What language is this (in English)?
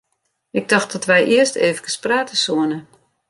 Western Frisian